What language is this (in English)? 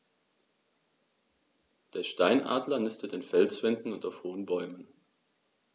German